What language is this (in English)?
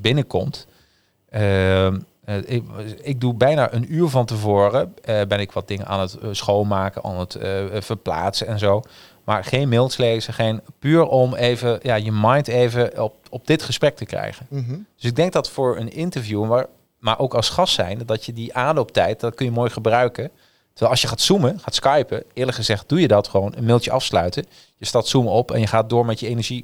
Dutch